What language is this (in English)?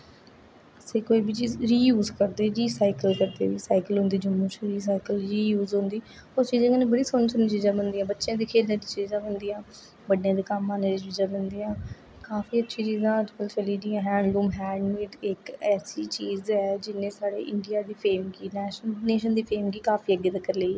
Dogri